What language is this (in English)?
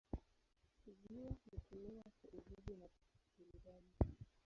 Swahili